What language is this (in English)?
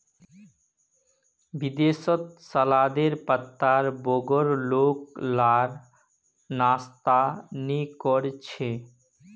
Magahi